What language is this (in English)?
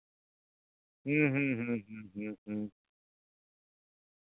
Santali